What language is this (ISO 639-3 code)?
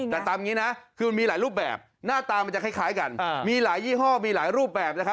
tha